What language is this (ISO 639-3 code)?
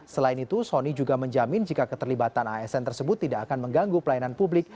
ind